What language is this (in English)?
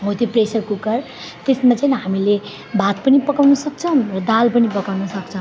Nepali